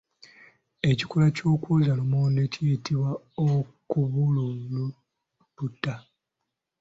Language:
Ganda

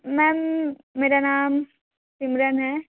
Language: Hindi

